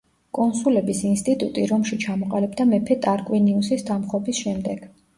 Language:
Georgian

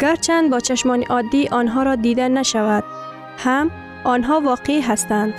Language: Persian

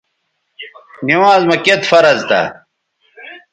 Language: Bateri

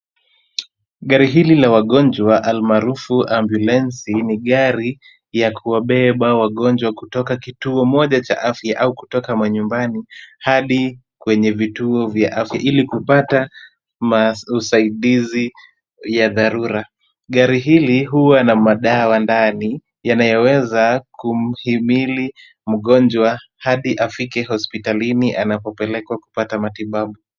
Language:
Swahili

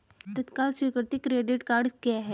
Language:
Hindi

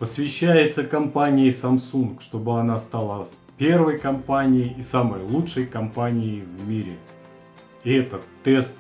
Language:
Russian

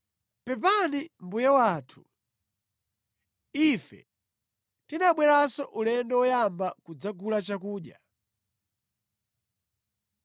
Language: Nyanja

